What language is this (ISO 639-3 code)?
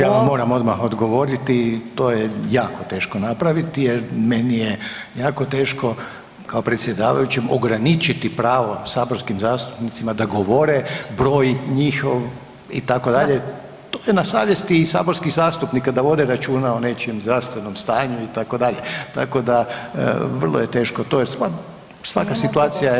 hrv